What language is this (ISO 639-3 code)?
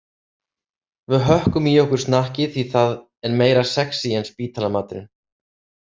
isl